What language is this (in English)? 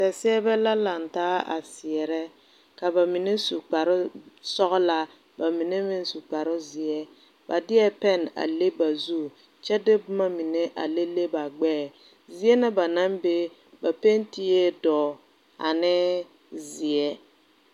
Southern Dagaare